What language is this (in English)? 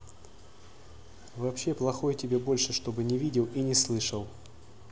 Russian